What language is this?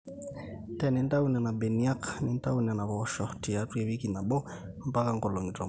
Masai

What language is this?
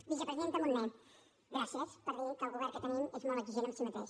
Catalan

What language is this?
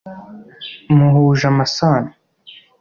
Kinyarwanda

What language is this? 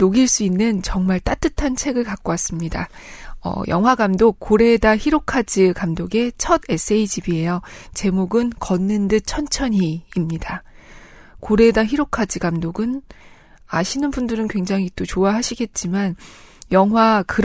Korean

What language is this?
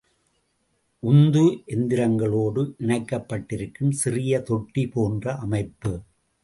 Tamil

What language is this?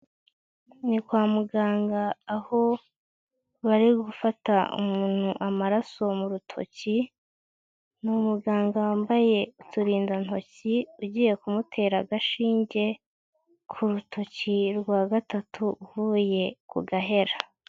Kinyarwanda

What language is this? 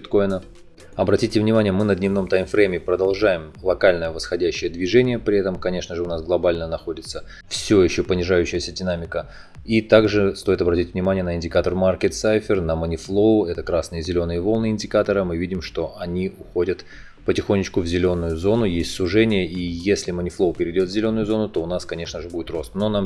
Russian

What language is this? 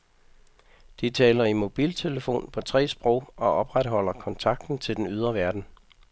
Danish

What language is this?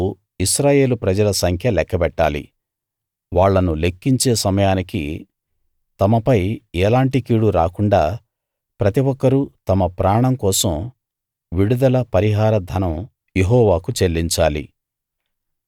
Telugu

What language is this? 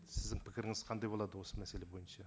Kazakh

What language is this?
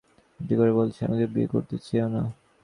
Bangla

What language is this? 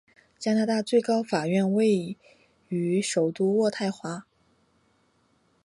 Chinese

